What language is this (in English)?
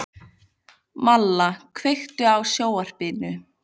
Icelandic